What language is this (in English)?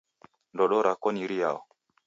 Taita